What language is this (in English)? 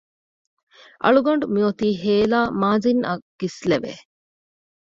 Divehi